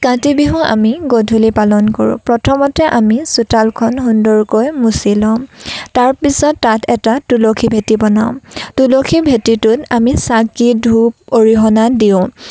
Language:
Assamese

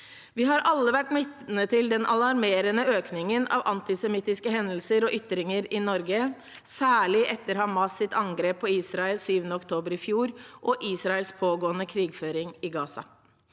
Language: Norwegian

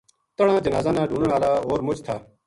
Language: Gujari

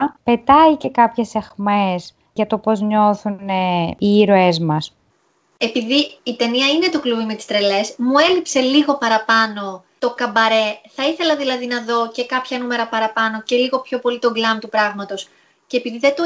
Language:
Greek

